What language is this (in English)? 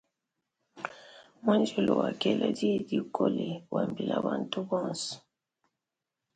Luba-Lulua